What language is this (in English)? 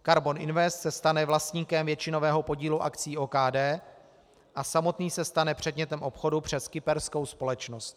Czech